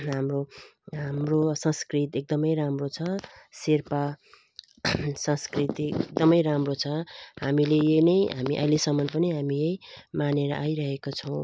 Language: Nepali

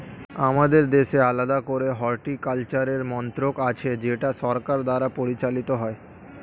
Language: Bangla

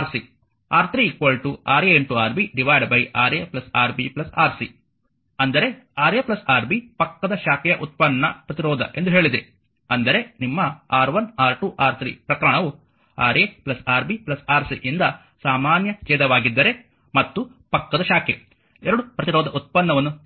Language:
Kannada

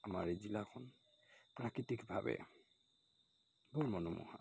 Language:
Assamese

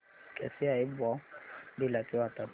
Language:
Marathi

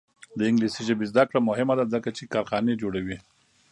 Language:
Pashto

